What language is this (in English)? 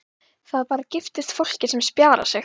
Icelandic